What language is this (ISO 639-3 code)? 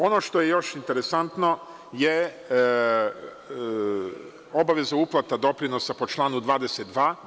srp